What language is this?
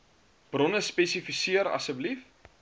Afrikaans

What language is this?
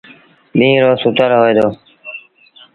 Sindhi Bhil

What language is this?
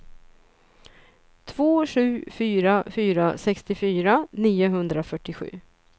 Swedish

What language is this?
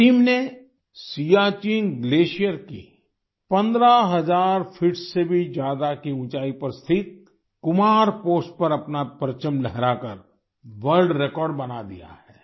Hindi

